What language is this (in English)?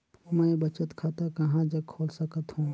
Chhattisgarhi